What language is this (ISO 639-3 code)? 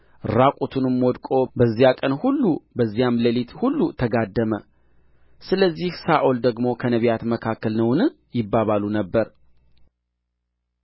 amh